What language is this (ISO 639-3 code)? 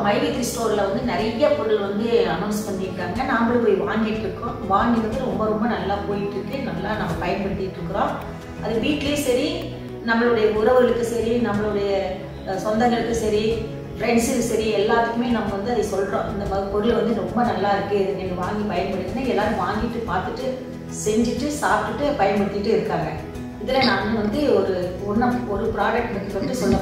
tam